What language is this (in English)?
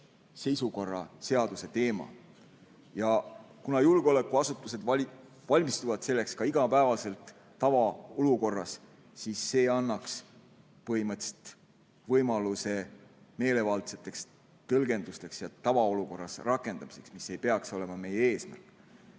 Estonian